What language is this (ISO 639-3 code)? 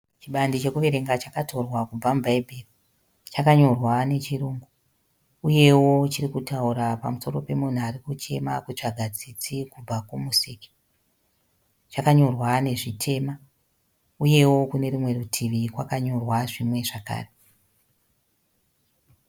sna